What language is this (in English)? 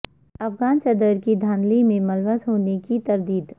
Urdu